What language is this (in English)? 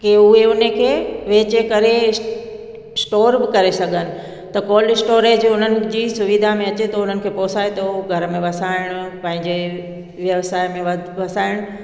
Sindhi